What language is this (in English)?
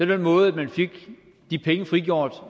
Danish